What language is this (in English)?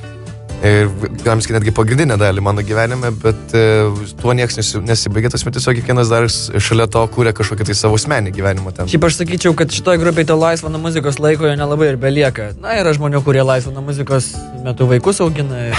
Lithuanian